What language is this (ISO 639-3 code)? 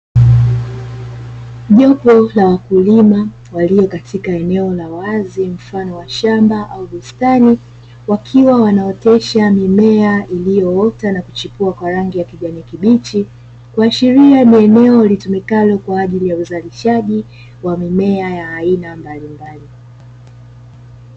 swa